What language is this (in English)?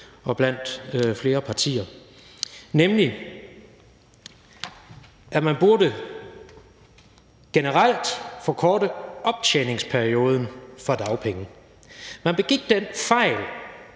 Danish